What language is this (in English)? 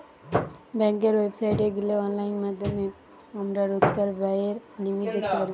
Bangla